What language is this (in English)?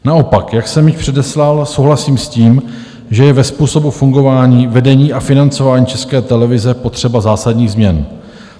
Czech